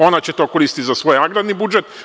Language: Serbian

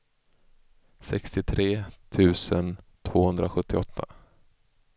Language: Swedish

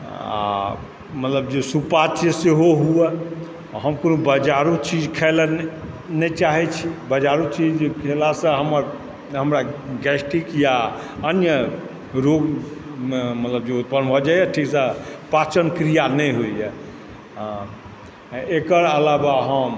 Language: Maithili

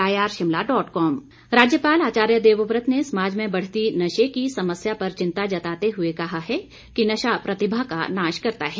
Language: Hindi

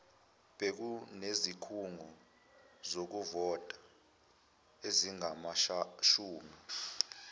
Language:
Zulu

